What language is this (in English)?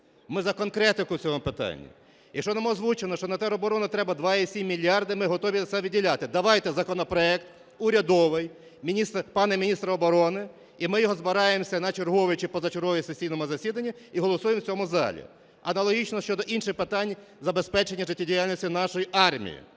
Ukrainian